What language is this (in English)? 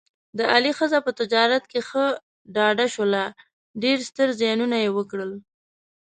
Pashto